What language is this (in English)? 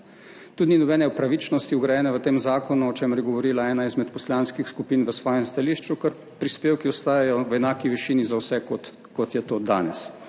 Slovenian